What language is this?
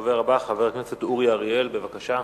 Hebrew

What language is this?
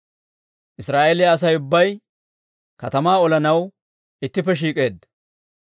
Dawro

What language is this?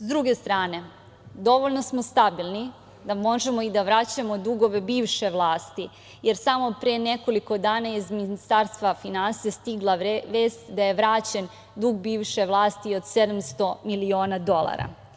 Serbian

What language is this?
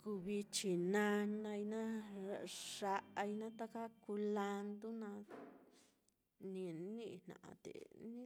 Mitlatongo Mixtec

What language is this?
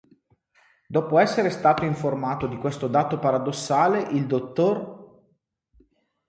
Italian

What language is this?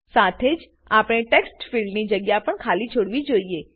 Gujarati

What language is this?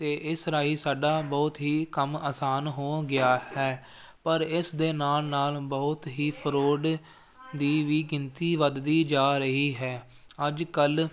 Punjabi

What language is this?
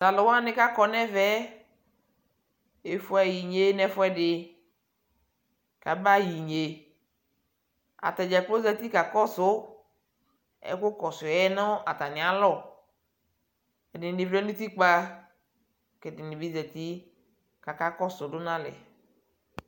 Ikposo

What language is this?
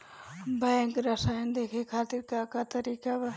Bhojpuri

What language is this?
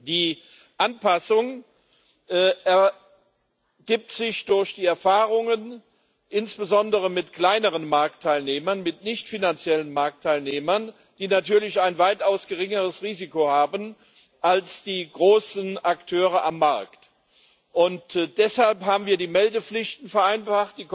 German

